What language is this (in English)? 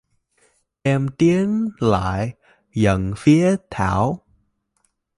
Vietnamese